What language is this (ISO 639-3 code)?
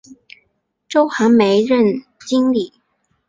zho